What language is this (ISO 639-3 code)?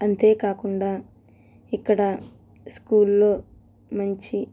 tel